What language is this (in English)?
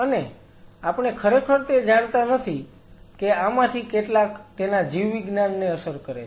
Gujarati